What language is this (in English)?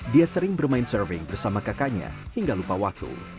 Indonesian